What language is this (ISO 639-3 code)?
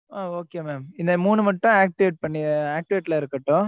tam